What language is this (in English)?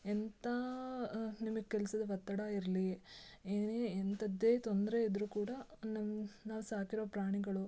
Kannada